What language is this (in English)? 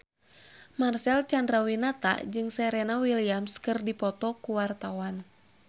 Sundanese